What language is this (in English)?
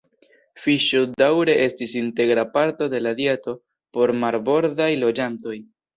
Esperanto